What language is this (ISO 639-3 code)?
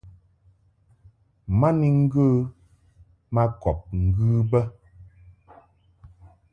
mhk